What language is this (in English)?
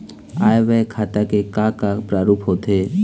Chhattisgarhi